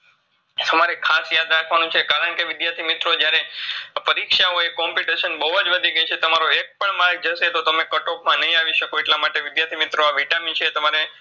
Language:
Gujarati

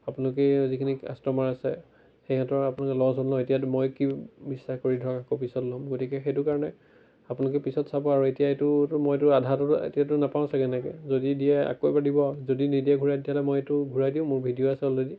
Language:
Assamese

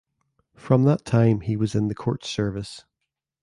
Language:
English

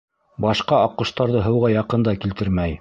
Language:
Bashkir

